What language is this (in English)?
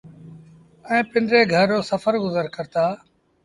Sindhi Bhil